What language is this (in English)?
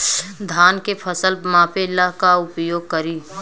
Bhojpuri